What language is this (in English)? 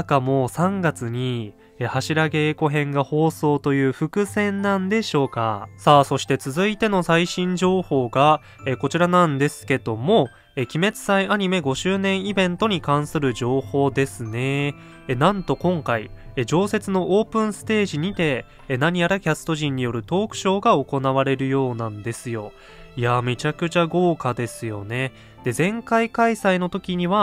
Japanese